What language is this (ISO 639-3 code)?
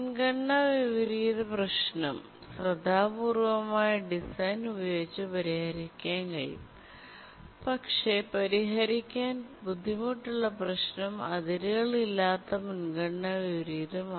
mal